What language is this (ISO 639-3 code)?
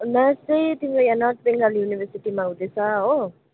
nep